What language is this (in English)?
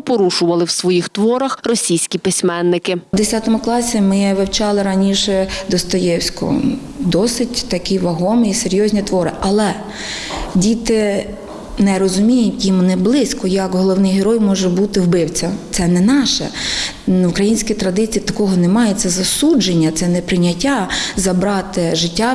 Ukrainian